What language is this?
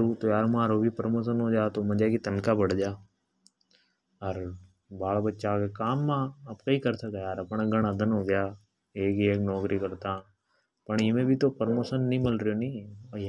Hadothi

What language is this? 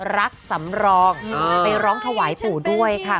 Thai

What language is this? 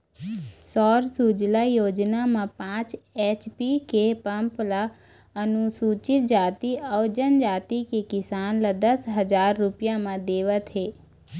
Chhattisgarhi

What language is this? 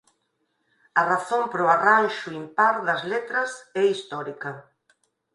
Galician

